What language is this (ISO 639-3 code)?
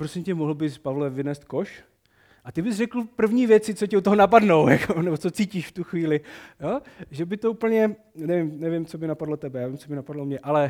ces